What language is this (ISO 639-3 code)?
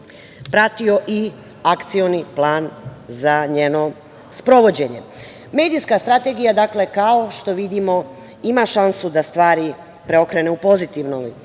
srp